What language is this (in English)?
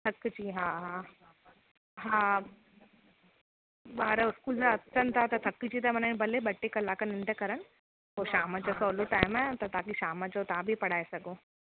Sindhi